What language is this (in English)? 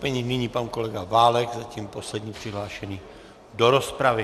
Czech